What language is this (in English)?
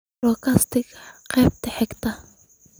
Somali